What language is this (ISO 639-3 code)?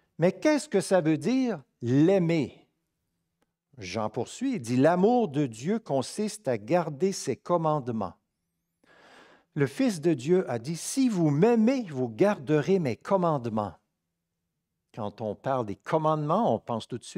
fra